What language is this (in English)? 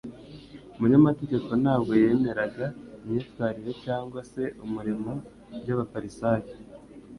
Kinyarwanda